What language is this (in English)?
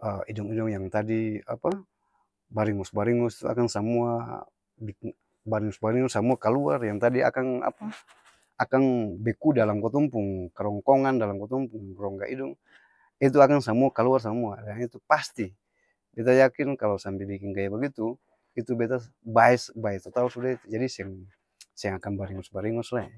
Ambonese Malay